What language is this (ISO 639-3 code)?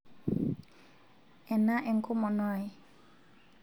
mas